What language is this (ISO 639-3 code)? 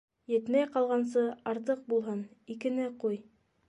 bak